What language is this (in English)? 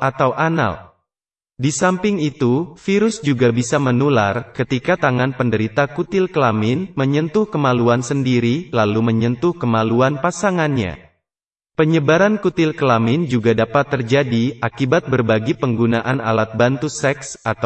Indonesian